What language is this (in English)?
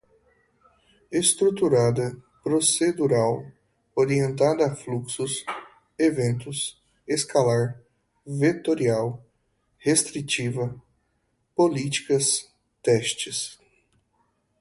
Portuguese